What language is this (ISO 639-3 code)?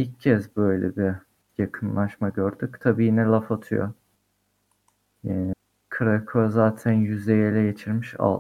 tur